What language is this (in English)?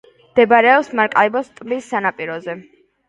Georgian